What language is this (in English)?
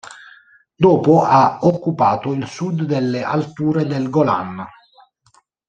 Italian